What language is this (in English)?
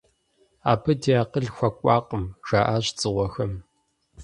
Kabardian